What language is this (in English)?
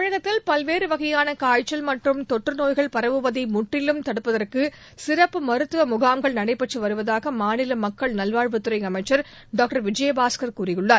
Tamil